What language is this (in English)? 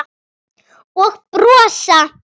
Icelandic